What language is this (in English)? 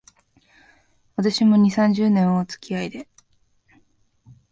Japanese